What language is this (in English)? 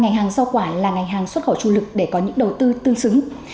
Vietnamese